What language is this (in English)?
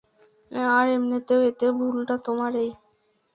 Bangla